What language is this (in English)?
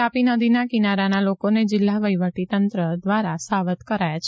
Gujarati